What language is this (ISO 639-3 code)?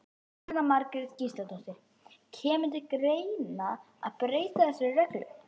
isl